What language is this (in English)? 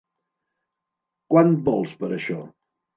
Catalan